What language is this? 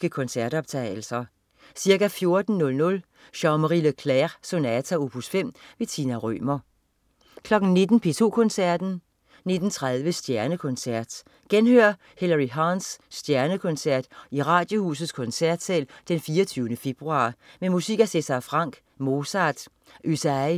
Danish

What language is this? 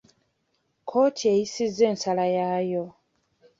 Ganda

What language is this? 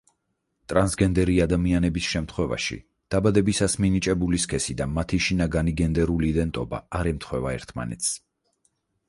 Georgian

